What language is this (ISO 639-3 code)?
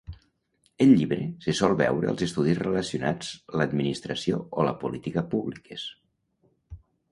cat